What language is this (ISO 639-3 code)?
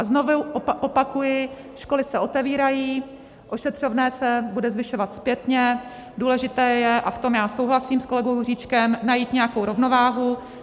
ces